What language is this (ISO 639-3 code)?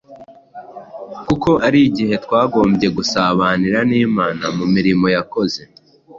kin